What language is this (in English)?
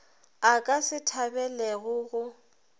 Northern Sotho